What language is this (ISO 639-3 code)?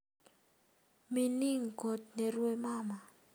kln